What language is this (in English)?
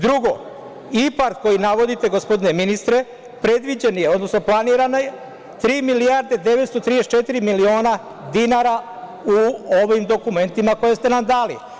Serbian